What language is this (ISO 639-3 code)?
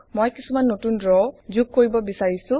asm